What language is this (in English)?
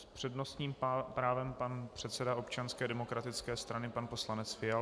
Czech